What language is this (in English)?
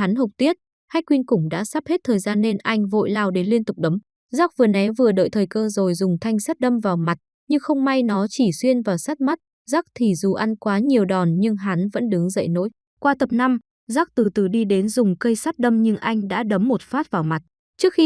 Vietnamese